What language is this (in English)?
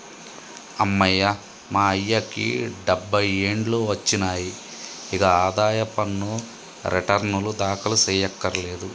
Telugu